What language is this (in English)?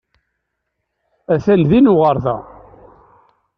Kabyle